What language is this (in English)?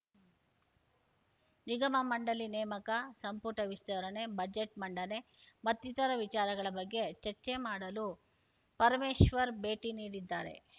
Kannada